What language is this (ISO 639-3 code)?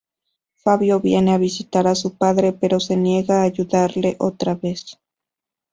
spa